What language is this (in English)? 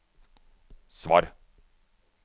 Norwegian